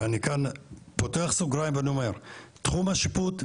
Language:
Hebrew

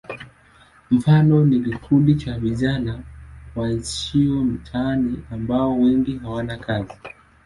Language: Swahili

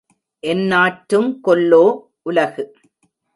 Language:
Tamil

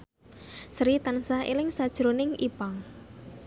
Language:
Javanese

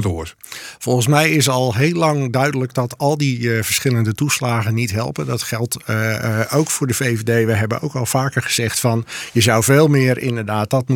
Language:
Dutch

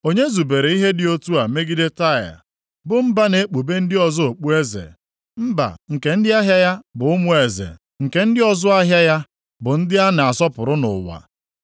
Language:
Igbo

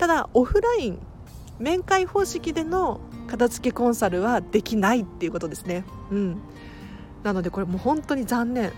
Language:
Japanese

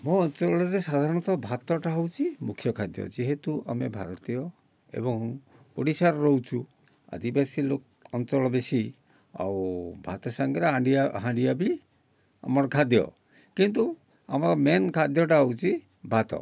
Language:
Odia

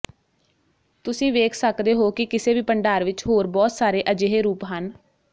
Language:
Punjabi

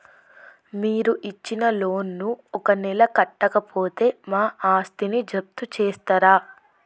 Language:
Telugu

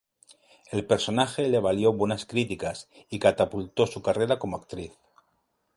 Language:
Spanish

